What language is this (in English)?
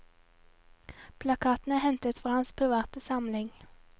Norwegian